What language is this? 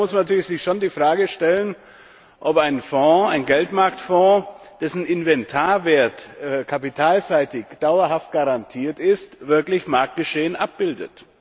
German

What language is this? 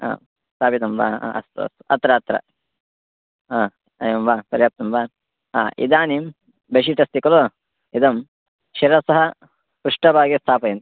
Sanskrit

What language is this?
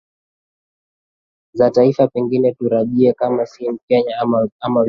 Swahili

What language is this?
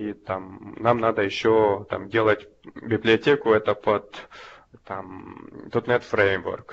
Russian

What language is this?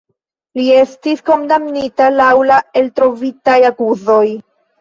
Esperanto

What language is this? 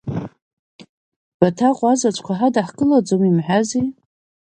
Abkhazian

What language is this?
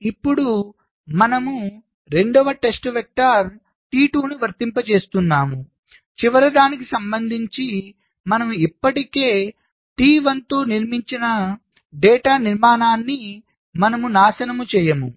Telugu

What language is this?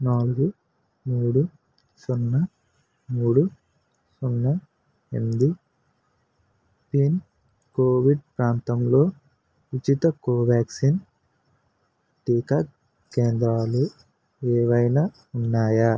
Telugu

